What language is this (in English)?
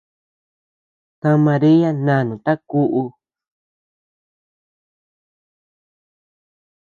Tepeuxila Cuicatec